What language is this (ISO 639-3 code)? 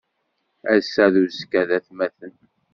kab